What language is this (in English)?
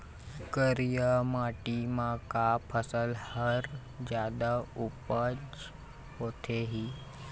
Chhattisgarhi